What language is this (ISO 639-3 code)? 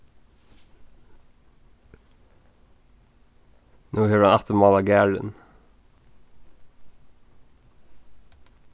fao